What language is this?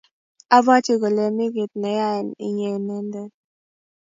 Kalenjin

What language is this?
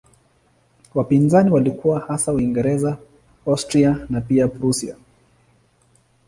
Swahili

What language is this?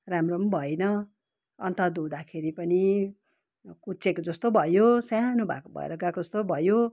Nepali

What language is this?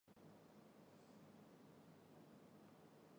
Chinese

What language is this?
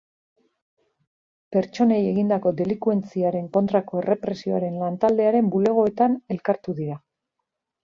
Basque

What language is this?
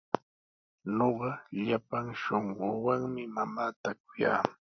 Sihuas Ancash Quechua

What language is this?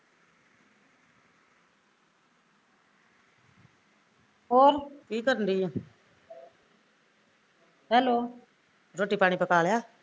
Punjabi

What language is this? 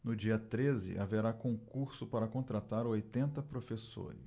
Portuguese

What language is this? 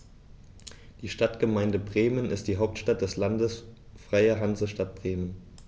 German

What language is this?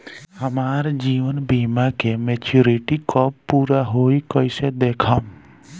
Bhojpuri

